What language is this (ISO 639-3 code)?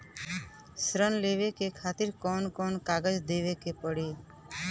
bho